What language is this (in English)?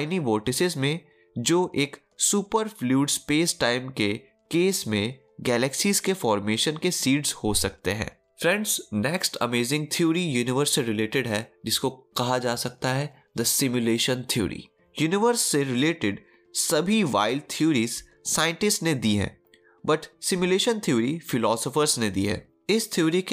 Hindi